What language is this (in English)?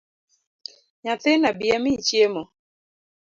Luo (Kenya and Tanzania)